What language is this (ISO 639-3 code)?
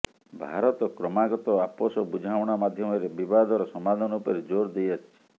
ori